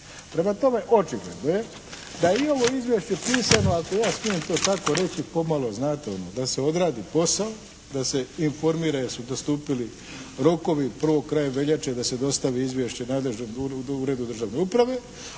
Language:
Croatian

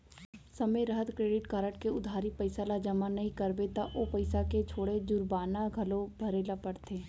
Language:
Chhattisgarhi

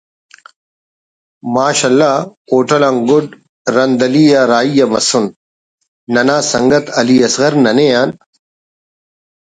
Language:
Brahui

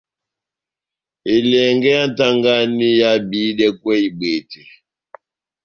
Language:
Batanga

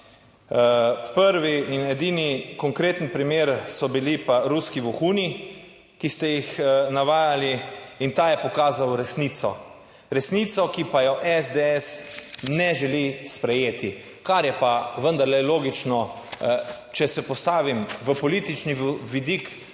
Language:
Slovenian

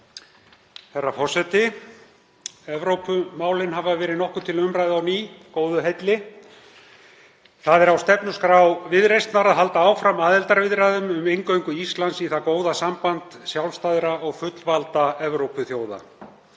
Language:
Icelandic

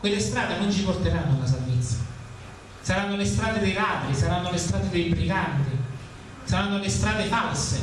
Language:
Italian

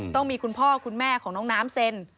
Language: Thai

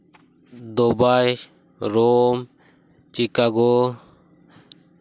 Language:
Santali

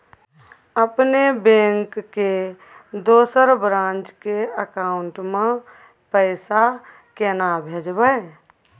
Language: Maithili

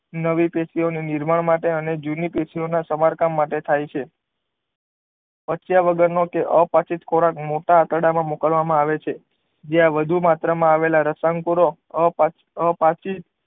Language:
Gujarati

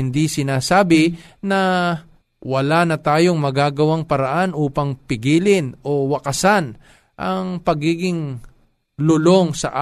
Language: Filipino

